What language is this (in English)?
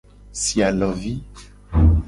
Gen